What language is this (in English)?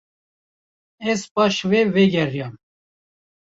Kurdish